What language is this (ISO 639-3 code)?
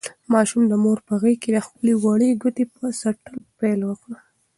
pus